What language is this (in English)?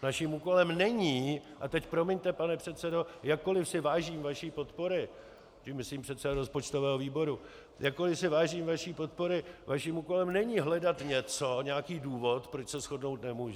Czech